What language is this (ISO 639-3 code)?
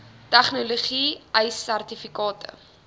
afr